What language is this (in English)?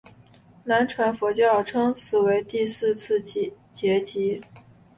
Chinese